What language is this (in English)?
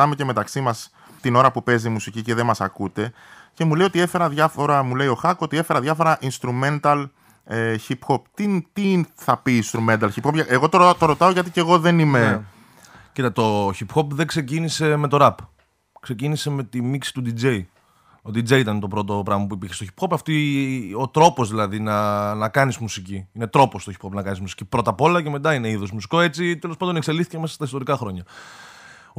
Greek